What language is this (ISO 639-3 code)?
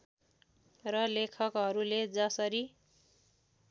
nep